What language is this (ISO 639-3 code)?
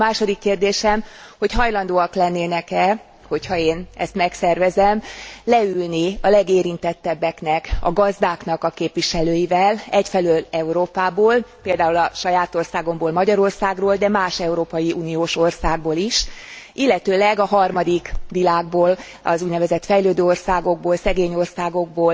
hun